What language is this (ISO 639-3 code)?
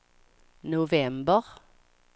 swe